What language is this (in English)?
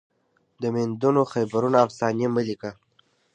Pashto